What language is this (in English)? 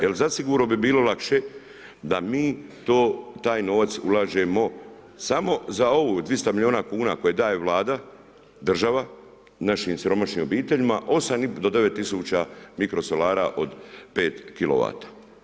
Croatian